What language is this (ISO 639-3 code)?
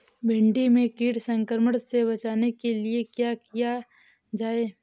hin